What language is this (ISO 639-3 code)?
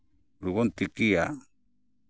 sat